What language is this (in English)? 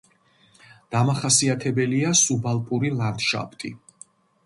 Georgian